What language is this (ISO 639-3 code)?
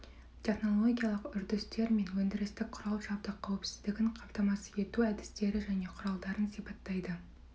kaz